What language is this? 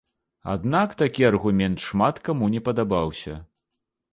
Belarusian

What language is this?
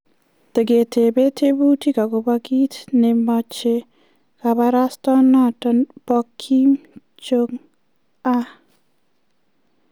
Kalenjin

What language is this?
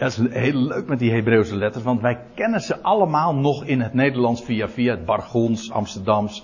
Dutch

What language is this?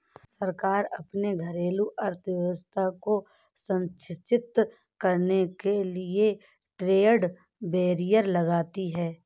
Hindi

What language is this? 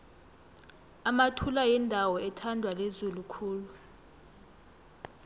South Ndebele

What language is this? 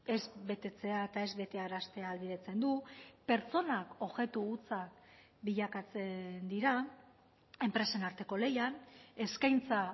Basque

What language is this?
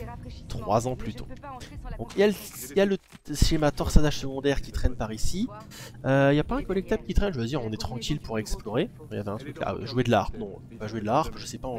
French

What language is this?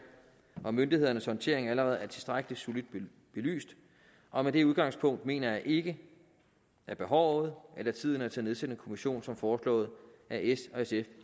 Danish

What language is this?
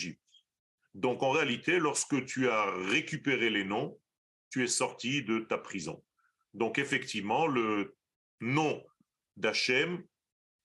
French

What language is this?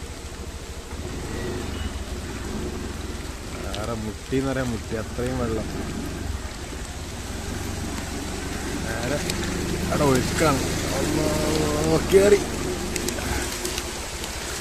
Malayalam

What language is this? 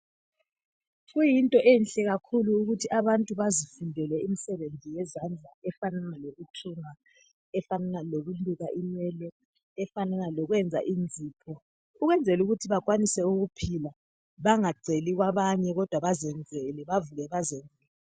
North Ndebele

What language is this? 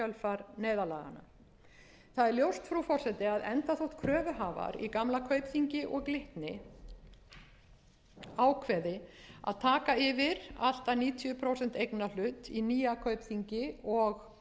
Icelandic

